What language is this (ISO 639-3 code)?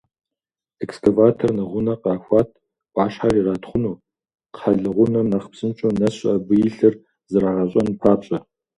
kbd